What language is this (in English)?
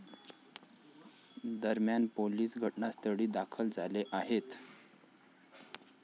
Marathi